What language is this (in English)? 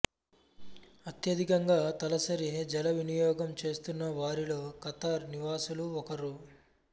Telugu